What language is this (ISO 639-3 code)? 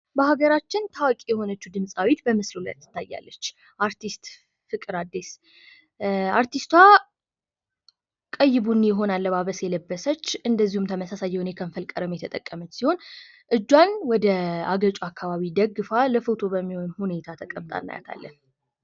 amh